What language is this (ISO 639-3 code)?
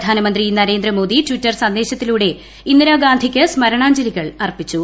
mal